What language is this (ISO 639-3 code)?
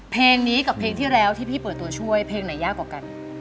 tha